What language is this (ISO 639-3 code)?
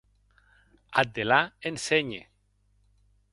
oci